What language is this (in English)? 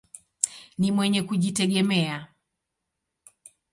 Swahili